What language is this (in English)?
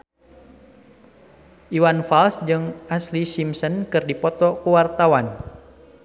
Sundanese